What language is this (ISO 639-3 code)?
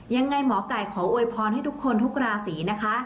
tha